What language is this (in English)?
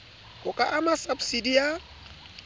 Southern Sotho